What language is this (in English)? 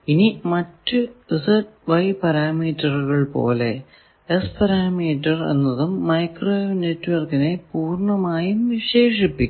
Malayalam